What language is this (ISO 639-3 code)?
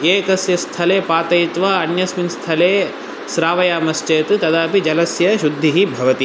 san